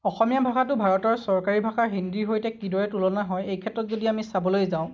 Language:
Assamese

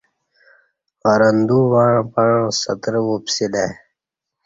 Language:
Kati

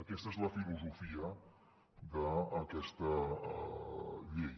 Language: Catalan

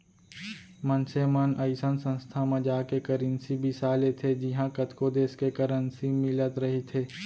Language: Chhattisgarhi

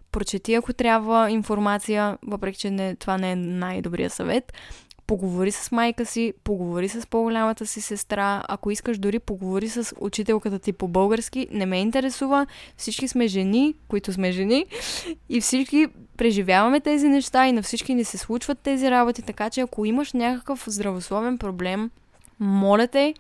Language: Bulgarian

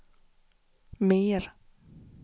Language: Swedish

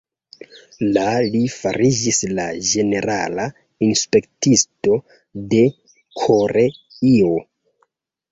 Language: Esperanto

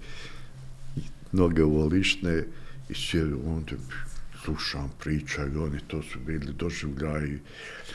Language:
Croatian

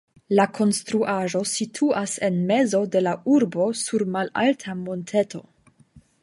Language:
Esperanto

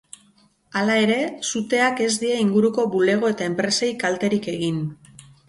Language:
Basque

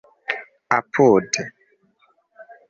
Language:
Esperanto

